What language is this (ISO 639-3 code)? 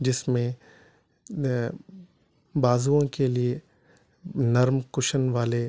urd